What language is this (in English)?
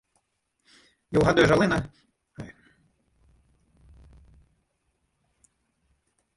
Western Frisian